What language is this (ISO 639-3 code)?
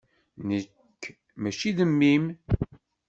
kab